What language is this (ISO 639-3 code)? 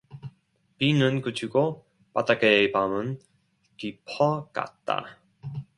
kor